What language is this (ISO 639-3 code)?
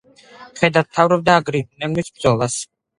kat